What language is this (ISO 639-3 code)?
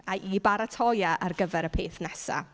cym